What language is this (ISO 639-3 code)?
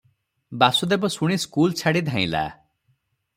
ori